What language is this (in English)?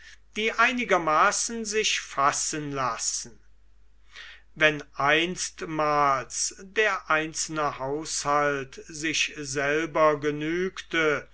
German